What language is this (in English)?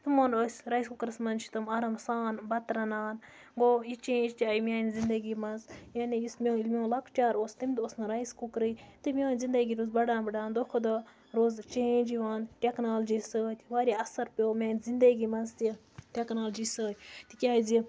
Kashmiri